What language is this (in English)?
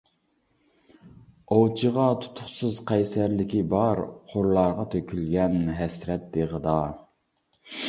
Uyghur